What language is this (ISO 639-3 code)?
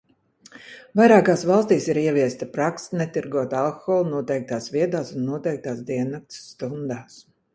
lav